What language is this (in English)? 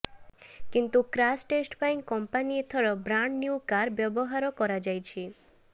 Odia